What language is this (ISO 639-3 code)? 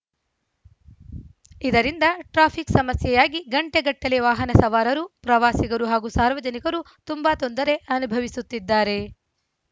kan